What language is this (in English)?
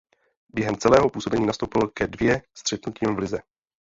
Czech